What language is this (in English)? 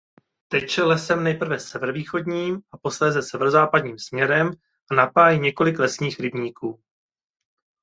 Czech